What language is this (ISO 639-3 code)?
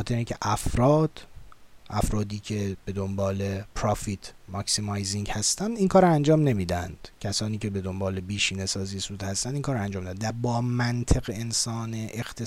fas